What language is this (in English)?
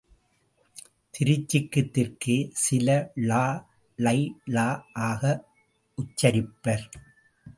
Tamil